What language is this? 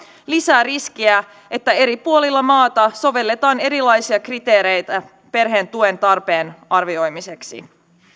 Finnish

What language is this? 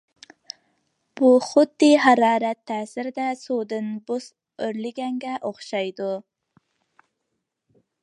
Uyghur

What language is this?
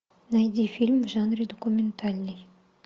Russian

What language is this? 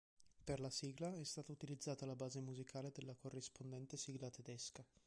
Italian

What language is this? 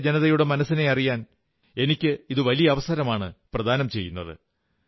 Malayalam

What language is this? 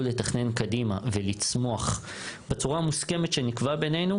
Hebrew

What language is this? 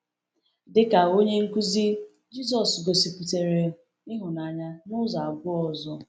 Igbo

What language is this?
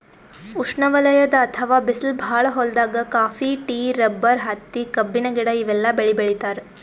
Kannada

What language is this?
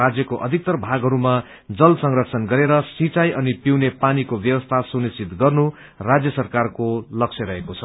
Nepali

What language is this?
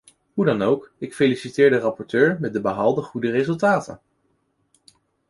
Dutch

